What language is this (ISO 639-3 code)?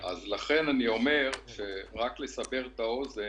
heb